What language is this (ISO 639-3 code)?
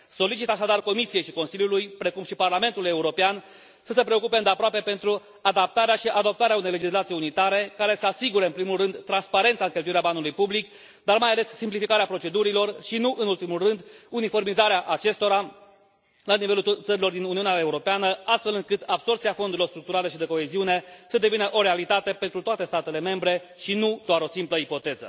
ron